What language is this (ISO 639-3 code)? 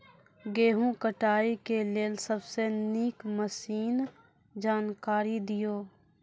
mai